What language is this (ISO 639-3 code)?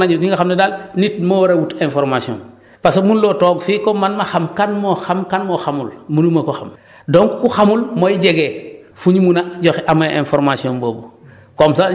wol